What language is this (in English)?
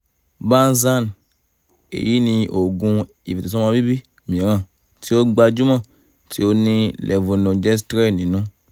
Yoruba